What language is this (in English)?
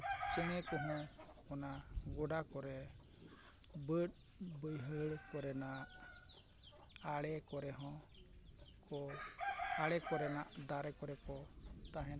Santali